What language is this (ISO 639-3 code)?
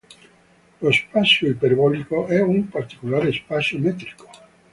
ita